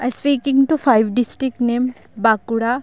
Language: Santali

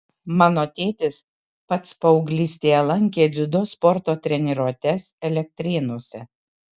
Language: Lithuanian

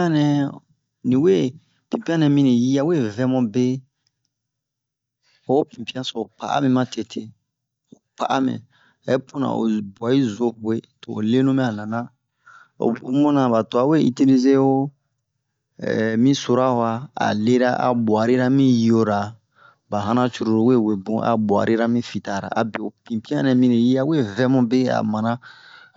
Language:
Bomu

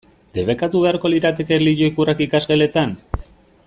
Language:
Basque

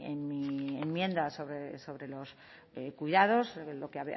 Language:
Spanish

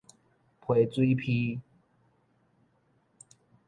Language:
Min Nan Chinese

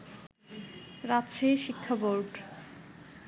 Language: Bangla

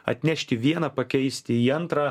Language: Lithuanian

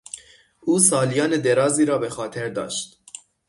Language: Persian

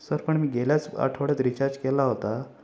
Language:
Marathi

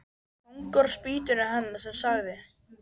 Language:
Icelandic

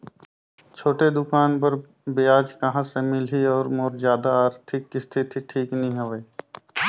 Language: Chhattisgarhi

